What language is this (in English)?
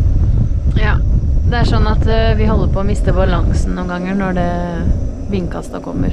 Norwegian